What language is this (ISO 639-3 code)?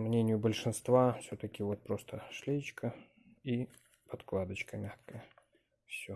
rus